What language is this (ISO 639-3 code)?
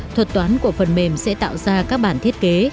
vie